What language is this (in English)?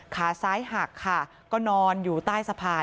Thai